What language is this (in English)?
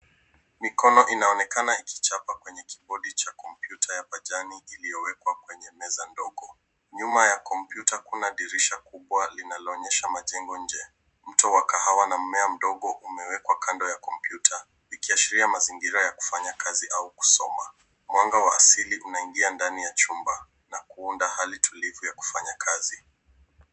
Swahili